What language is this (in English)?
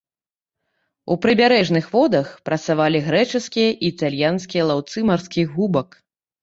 Belarusian